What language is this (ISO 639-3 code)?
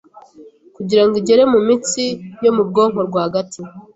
kin